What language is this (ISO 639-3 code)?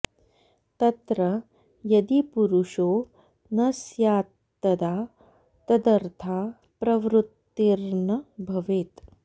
san